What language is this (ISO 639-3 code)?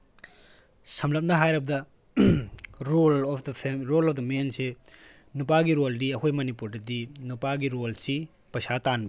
mni